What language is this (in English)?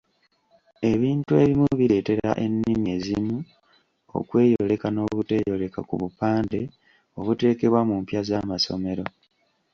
Ganda